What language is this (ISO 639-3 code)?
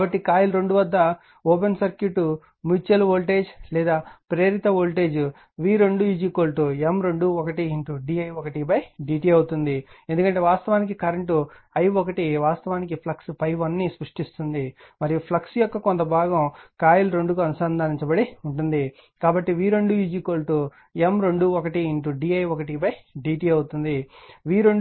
tel